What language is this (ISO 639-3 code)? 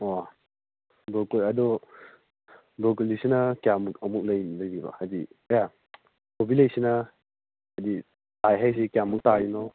mni